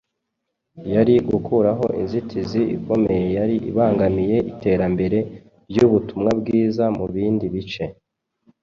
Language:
Kinyarwanda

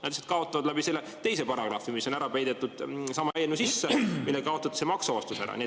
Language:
Estonian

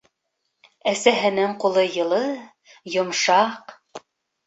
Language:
Bashkir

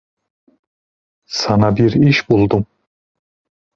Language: Turkish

